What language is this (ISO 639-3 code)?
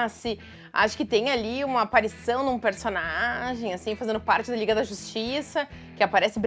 por